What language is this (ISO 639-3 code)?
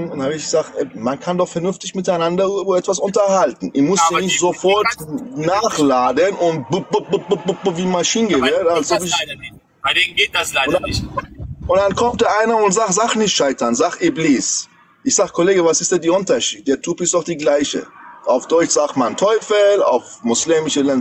deu